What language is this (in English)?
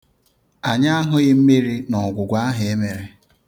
Igbo